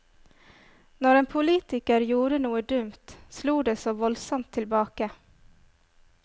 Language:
Norwegian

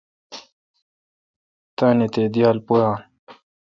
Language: Kalkoti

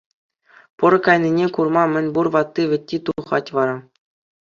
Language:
Chuvash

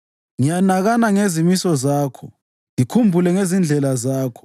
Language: North Ndebele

